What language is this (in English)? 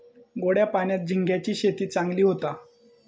Marathi